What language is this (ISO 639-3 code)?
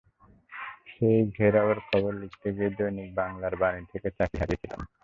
ben